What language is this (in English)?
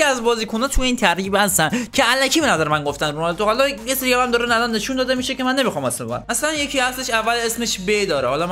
Persian